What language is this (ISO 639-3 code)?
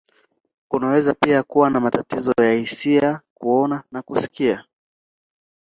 swa